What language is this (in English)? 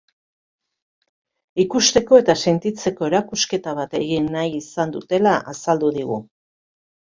Basque